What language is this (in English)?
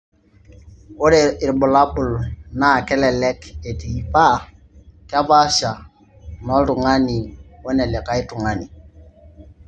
Masai